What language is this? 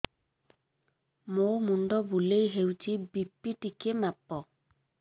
Odia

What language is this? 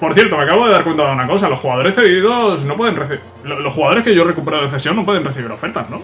Spanish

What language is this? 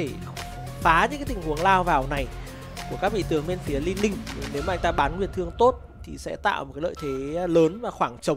Vietnamese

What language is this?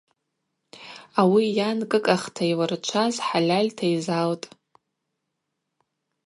Abaza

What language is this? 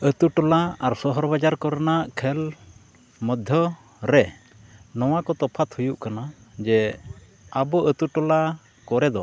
Santali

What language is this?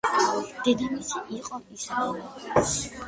Georgian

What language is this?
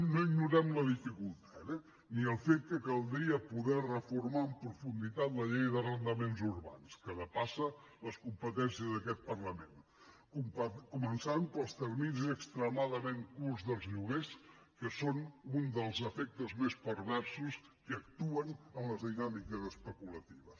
Catalan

